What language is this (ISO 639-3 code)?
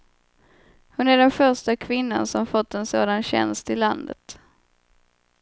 swe